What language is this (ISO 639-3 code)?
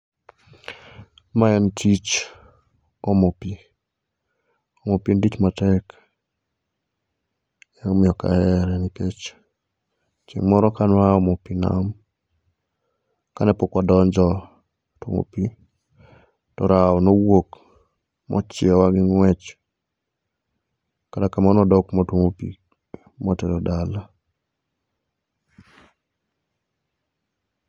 luo